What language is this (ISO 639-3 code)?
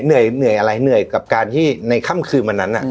tha